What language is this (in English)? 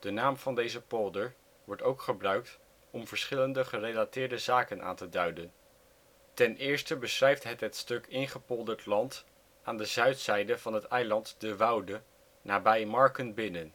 Dutch